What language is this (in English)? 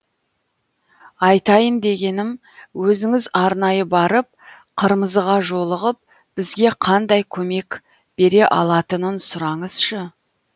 Kazakh